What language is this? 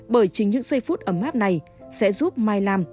Vietnamese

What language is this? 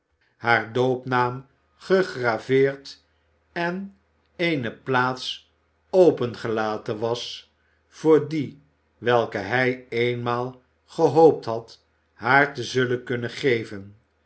Dutch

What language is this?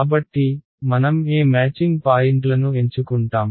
Telugu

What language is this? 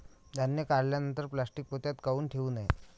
Marathi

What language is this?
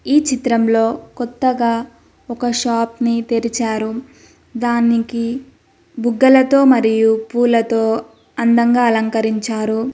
Telugu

